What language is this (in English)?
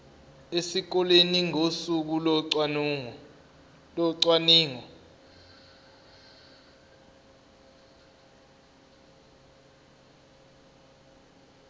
Zulu